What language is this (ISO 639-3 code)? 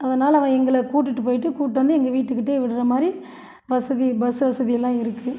tam